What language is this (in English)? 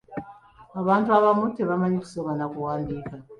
Ganda